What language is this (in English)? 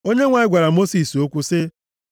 Igbo